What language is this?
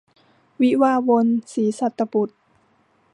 Thai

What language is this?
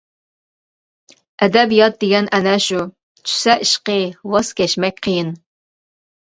Uyghur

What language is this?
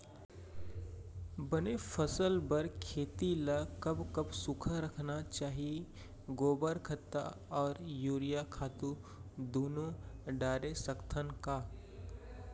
Chhattisgarhi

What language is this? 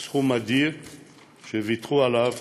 Hebrew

